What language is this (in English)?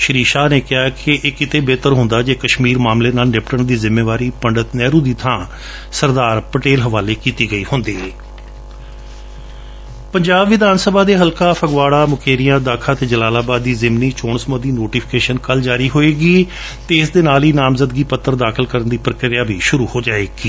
Punjabi